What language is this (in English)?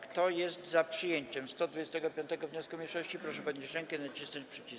Polish